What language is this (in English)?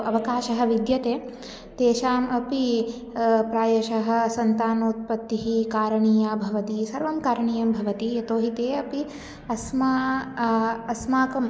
Sanskrit